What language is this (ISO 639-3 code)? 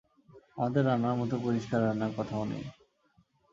ben